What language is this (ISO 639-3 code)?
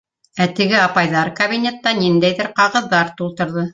bak